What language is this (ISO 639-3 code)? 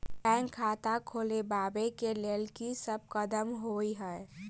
mai